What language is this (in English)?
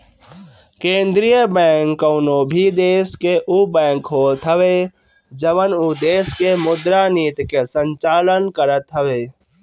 Bhojpuri